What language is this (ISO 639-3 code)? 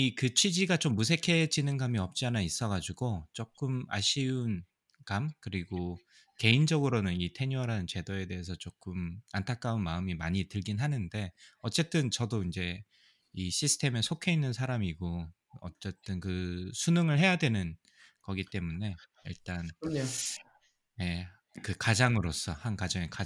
kor